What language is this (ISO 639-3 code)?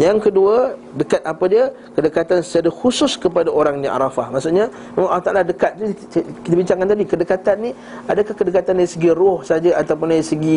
msa